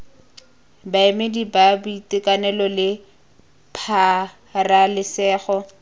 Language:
Tswana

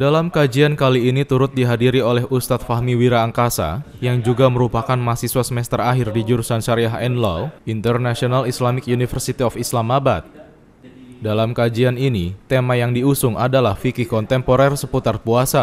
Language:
Indonesian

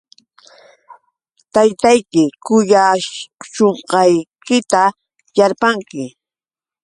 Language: Yauyos Quechua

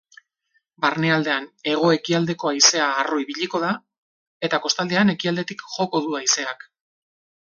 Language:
Basque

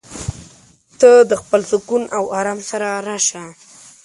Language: Pashto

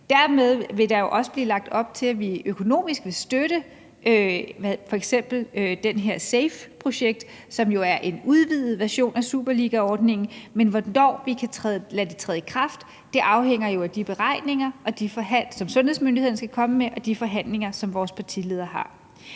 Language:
Danish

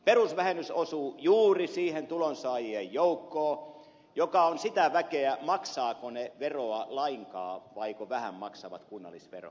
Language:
Finnish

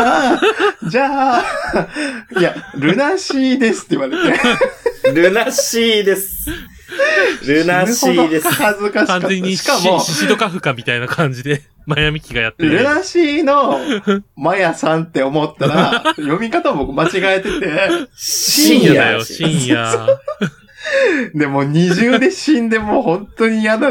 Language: Japanese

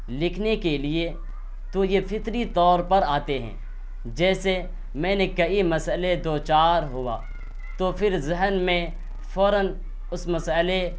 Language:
Urdu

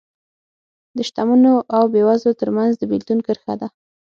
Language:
Pashto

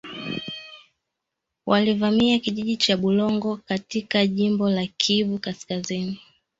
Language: Swahili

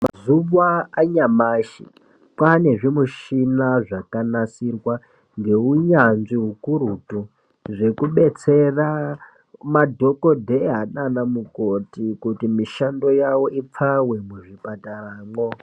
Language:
Ndau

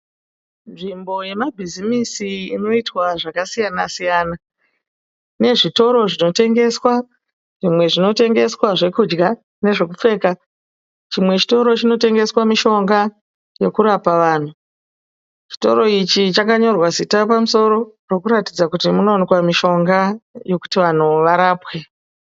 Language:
Shona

